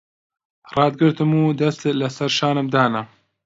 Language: Central Kurdish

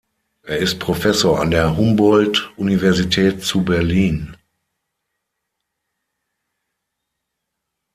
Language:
German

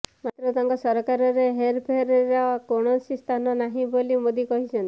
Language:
Odia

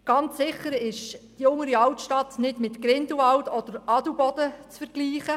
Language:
Swiss German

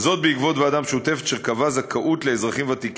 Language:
Hebrew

